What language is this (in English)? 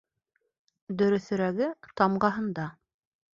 Bashkir